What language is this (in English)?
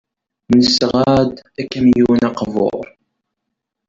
Kabyle